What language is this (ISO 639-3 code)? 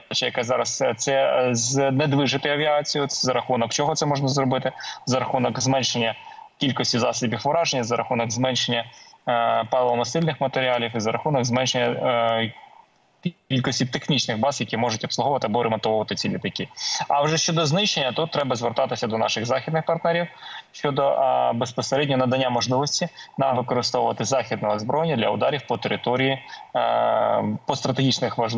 ukr